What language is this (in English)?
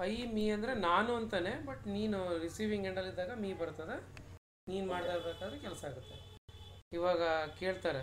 Kannada